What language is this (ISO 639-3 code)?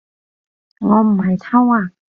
yue